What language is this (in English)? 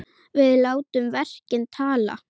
Icelandic